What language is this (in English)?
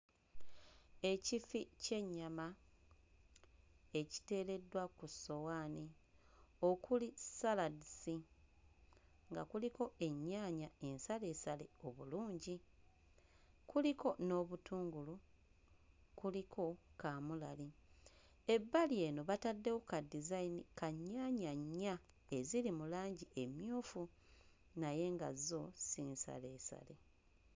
Ganda